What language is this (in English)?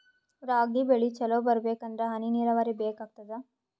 Kannada